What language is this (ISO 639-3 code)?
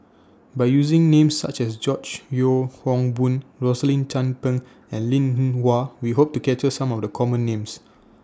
eng